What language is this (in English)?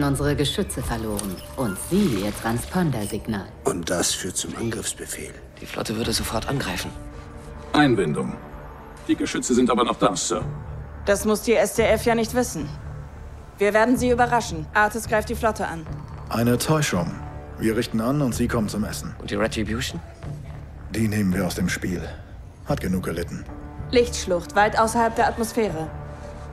German